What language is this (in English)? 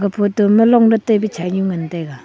Wancho Naga